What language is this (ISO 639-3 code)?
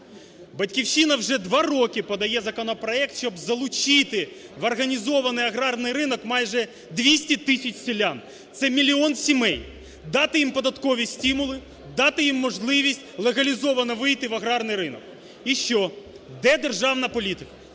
ukr